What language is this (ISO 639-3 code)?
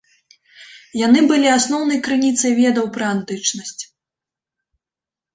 bel